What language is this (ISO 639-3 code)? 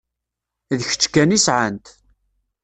kab